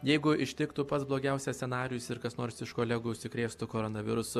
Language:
Lithuanian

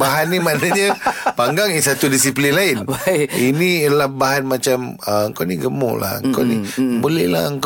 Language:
Malay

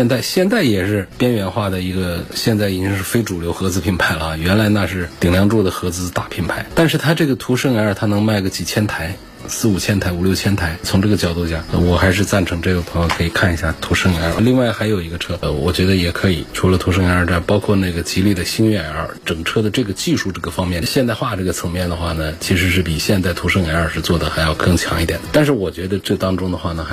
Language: Chinese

